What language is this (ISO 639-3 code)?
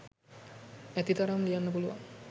sin